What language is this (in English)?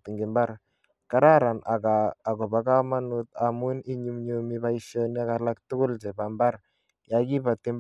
Kalenjin